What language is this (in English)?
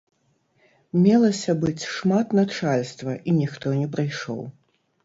Belarusian